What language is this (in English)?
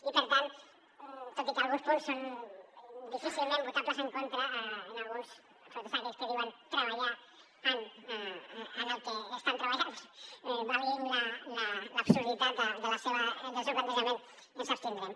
Catalan